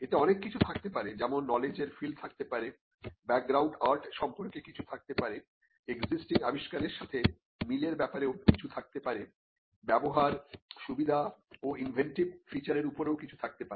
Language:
Bangla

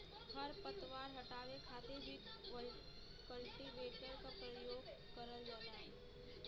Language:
Bhojpuri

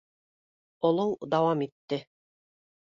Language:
Bashkir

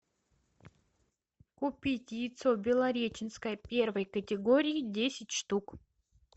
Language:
Russian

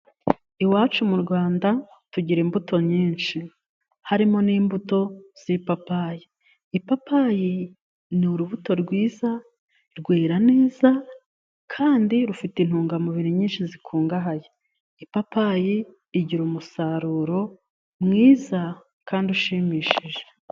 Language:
Kinyarwanda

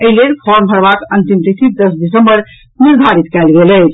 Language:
Maithili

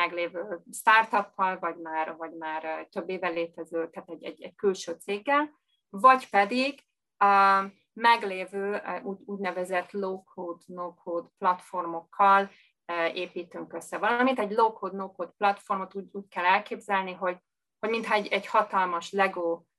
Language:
Hungarian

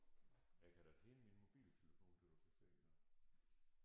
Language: Danish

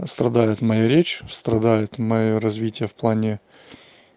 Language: Russian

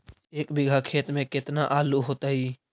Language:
Magahi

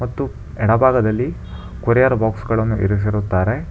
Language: Kannada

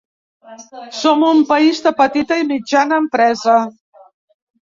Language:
Catalan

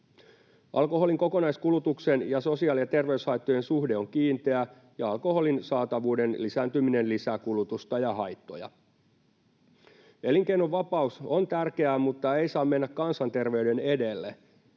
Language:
Finnish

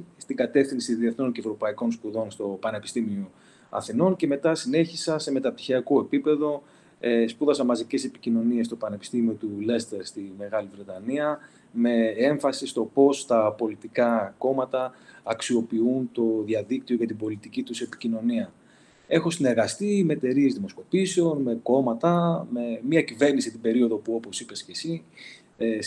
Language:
Greek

